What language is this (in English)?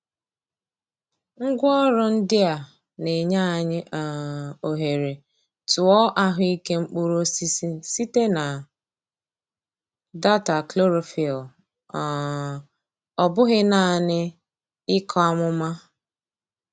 Igbo